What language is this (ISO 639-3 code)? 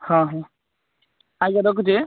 ori